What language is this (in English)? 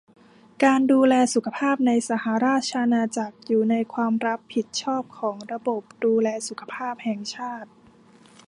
Thai